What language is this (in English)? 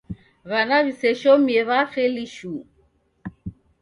Taita